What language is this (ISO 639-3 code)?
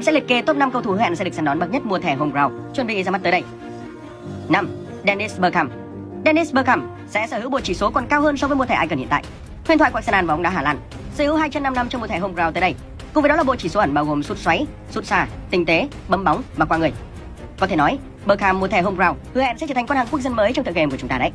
vie